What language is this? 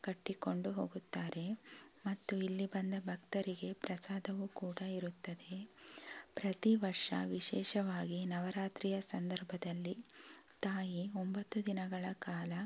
Kannada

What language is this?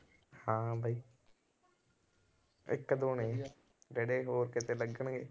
Punjabi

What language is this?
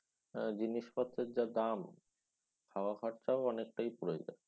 Bangla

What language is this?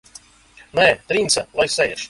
Latvian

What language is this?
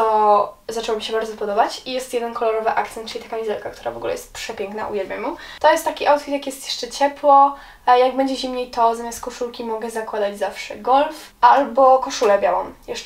Polish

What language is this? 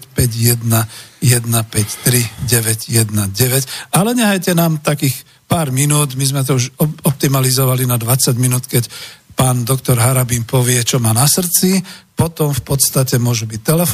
Slovak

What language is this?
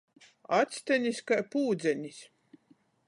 Latgalian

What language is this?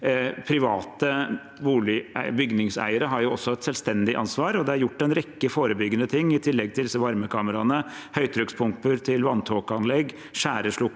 Norwegian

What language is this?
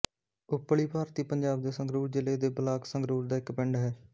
Punjabi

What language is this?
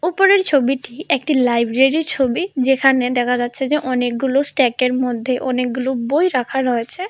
Bangla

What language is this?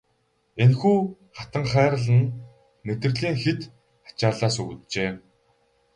Mongolian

